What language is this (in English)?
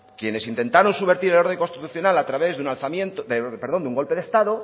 Spanish